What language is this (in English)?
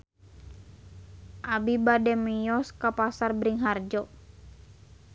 Sundanese